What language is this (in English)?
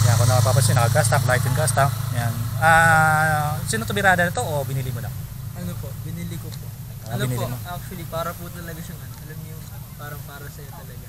Filipino